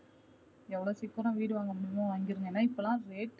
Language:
Tamil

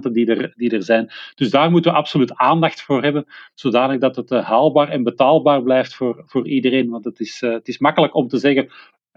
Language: Dutch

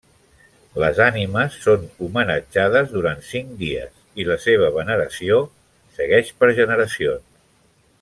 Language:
Catalan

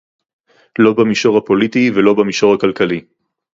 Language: Hebrew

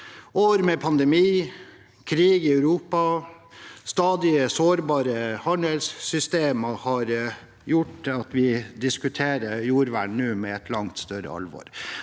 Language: Norwegian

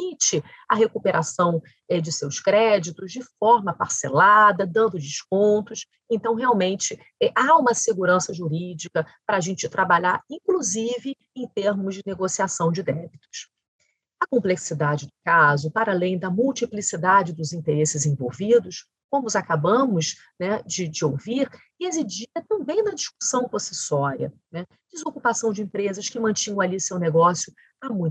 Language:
Portuguese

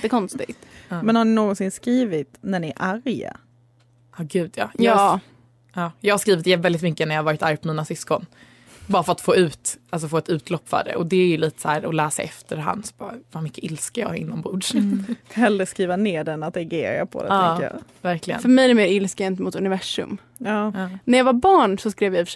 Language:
Swedish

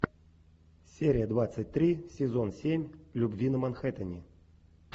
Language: Russian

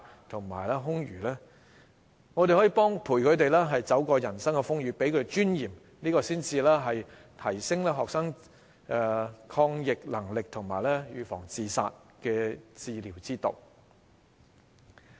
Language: Cantonese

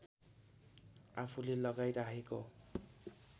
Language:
Nepali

